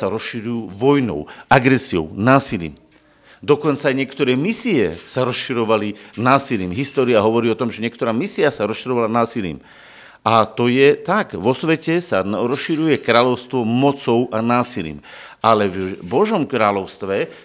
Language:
Slovak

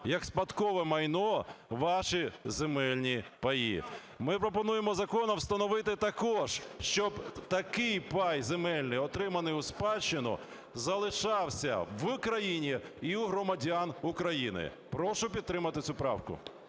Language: Ukrainian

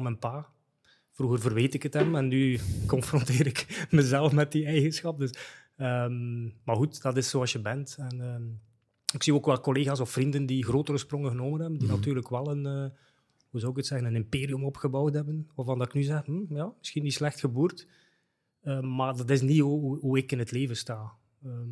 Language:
Dutch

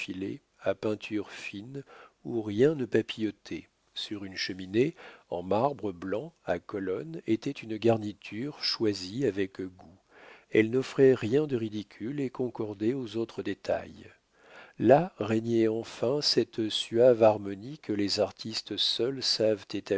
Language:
French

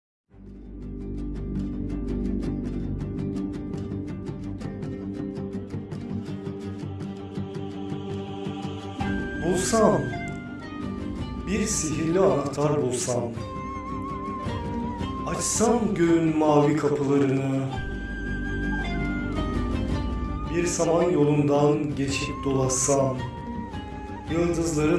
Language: Turkish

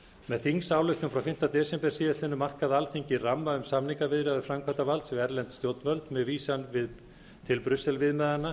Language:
Icelandic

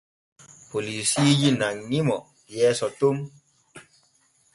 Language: Borgu Fulfulde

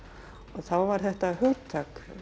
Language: Icelandic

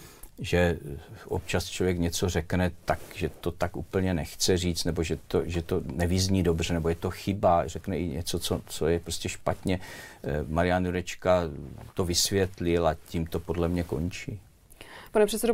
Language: Czech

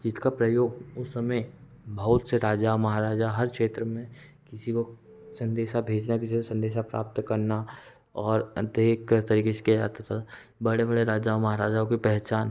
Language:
Hindi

